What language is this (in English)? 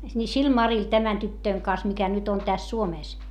Finnish